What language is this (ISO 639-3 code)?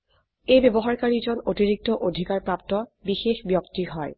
asm